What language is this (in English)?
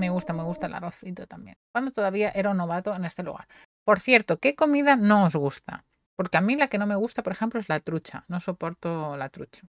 Spanish